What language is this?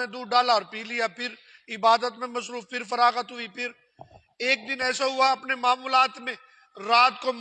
Urdu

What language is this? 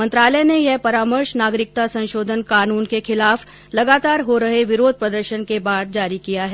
Hindi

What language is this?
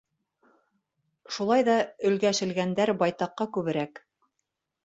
Bashkir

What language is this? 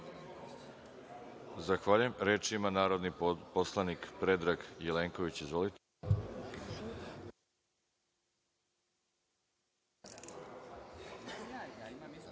Serbian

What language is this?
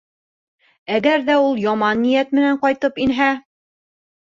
Bashkir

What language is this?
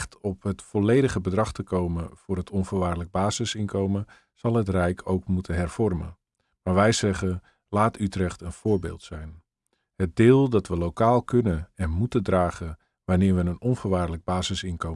Dutch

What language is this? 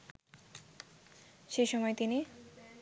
Bangla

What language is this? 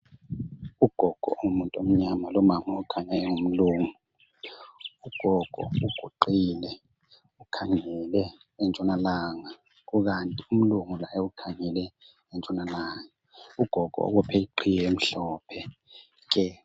North Ndebele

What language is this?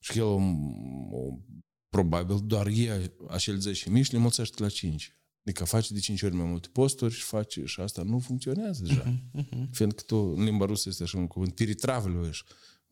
Romanian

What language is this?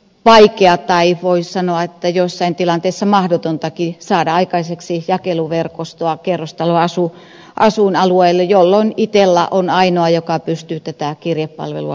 Finnish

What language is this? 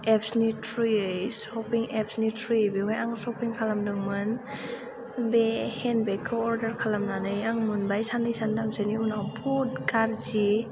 Bodo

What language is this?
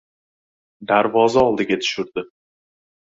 Uzbek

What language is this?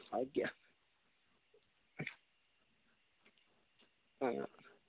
Dogri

